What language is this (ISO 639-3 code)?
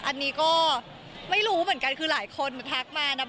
tha